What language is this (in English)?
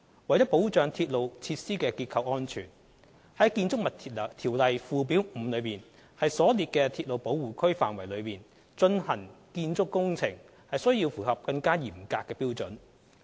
Cantonese